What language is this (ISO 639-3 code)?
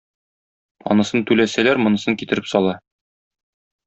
tat